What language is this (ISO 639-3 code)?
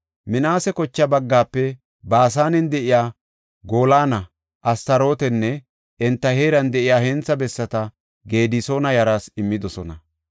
gof